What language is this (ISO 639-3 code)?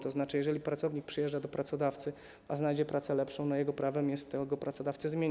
pol